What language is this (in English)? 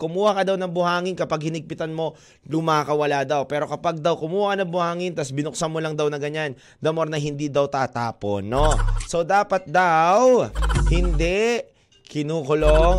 Filipino